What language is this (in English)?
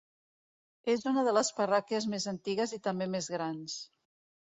Catalan